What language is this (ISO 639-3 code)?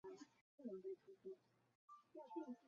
zho